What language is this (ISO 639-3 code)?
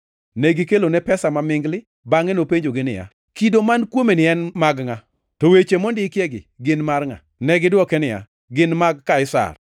luo